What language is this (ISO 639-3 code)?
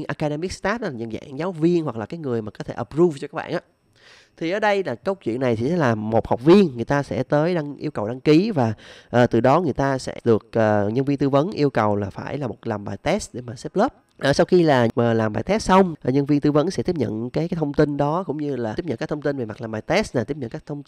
vie